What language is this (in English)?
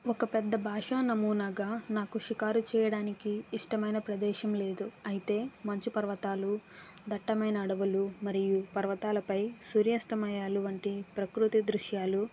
Telugu